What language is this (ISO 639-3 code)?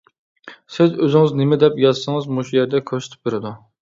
uig